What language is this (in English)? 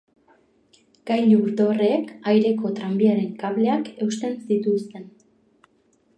Basque